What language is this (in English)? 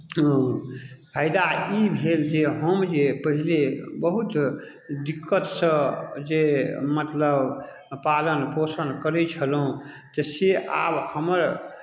Maithili